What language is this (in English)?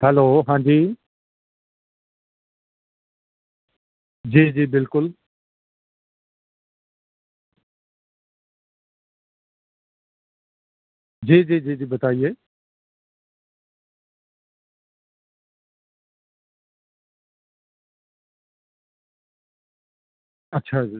Urdu